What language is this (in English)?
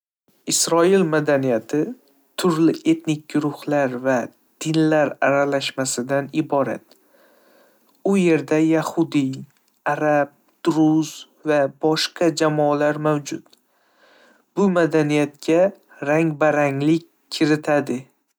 Uzbek